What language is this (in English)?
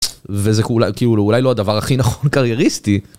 Hebrew